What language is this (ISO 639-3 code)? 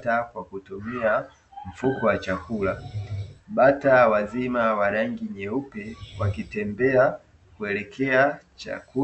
swa